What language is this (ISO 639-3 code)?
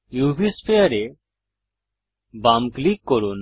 ben